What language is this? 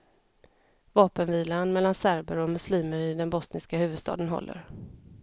Swedish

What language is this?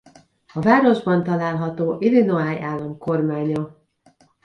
Hungarian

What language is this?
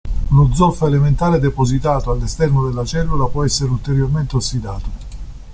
Italian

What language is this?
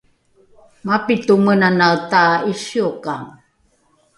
Rukai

